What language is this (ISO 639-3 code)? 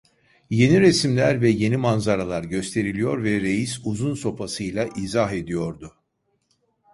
tur